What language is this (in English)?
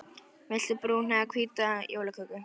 Icelandic